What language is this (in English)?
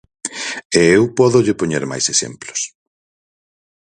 Galician